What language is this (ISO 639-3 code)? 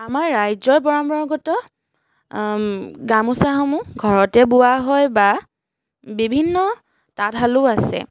asm